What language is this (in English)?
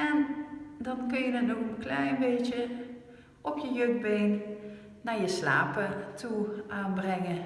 Dutch